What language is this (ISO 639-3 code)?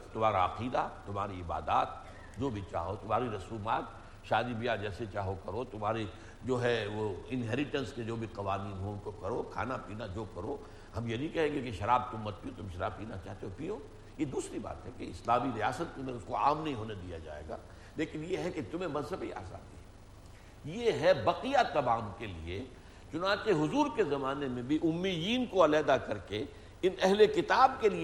urd